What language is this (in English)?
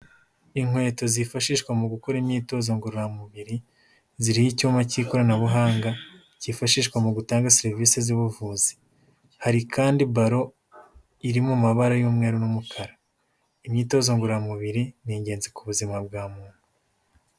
Kinyarwanda